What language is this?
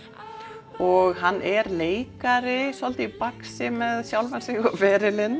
Icelandic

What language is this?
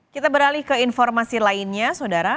Indonesian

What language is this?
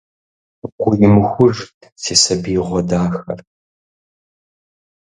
Kabardian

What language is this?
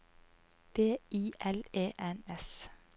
Norwegian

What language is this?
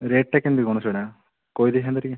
Odia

